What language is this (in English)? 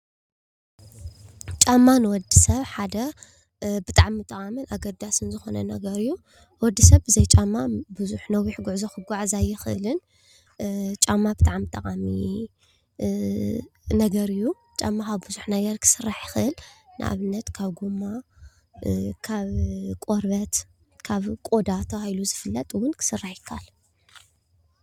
Tigrinya